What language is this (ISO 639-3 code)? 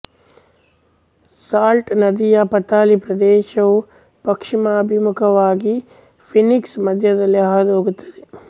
kan